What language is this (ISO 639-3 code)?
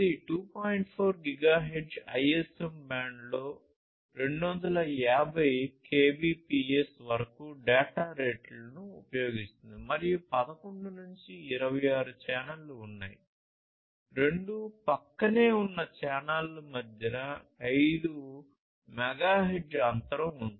tel